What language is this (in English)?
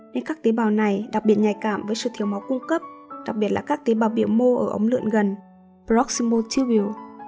Vietnamese